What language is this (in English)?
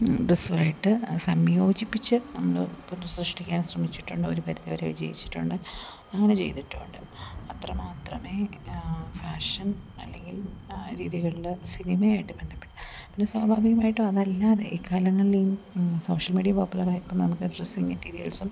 Malayalam